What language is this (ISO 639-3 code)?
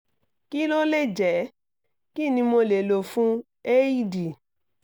yor